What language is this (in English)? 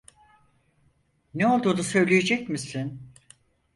Turkish